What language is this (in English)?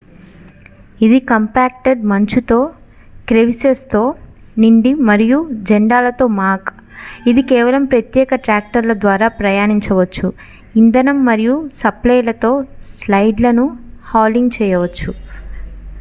Telugu